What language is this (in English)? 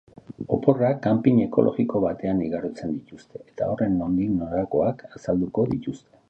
Basque